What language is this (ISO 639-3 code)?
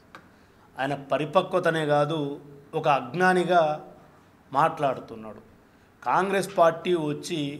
tel